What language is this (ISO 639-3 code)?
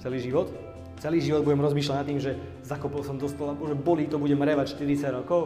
slk